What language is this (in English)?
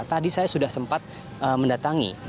Indonesian